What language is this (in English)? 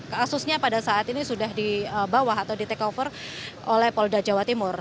Indonesian